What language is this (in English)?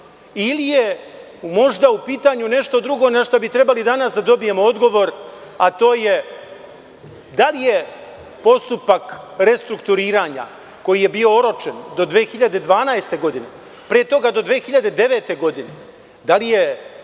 Serbian